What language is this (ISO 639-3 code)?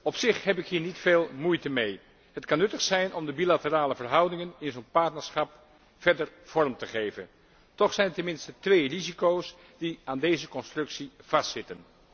nld